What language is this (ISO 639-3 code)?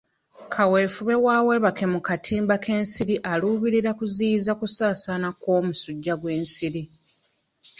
lug